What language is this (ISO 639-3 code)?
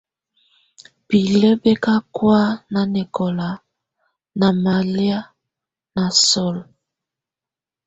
tvu